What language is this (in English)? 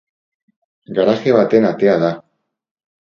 Basque